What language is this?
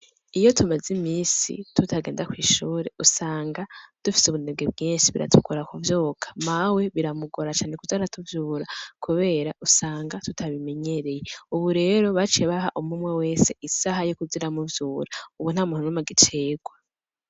Rundi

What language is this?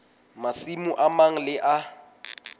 Southern Sotho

